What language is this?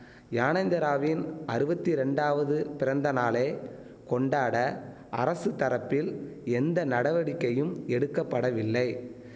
Tamil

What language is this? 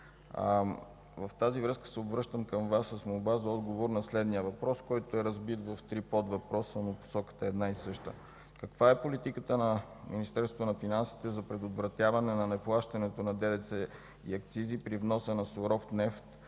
Bulgarian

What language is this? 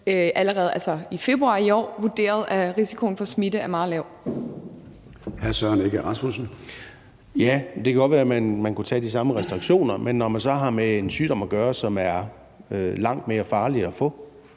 Danish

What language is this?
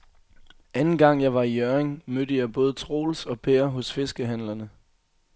Danish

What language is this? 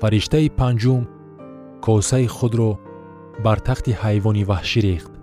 Persian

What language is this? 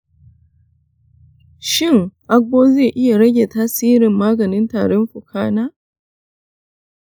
Hausa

